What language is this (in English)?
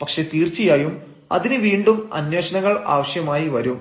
Malayalam